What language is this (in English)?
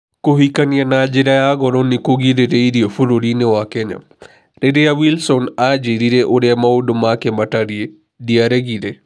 Kikuyu